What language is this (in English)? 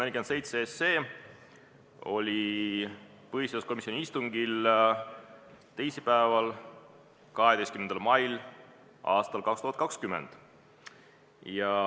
Estonian